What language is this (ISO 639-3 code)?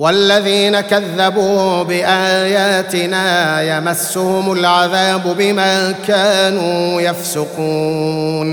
ara